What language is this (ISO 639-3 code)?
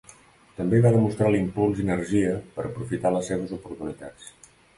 cat